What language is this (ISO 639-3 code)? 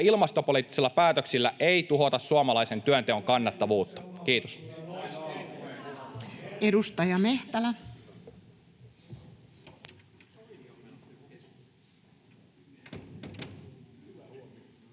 fin